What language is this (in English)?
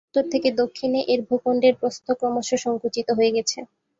Bangla